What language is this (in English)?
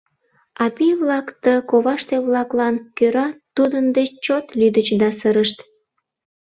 Mari